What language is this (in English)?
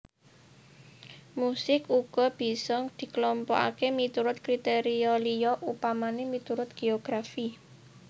Javanese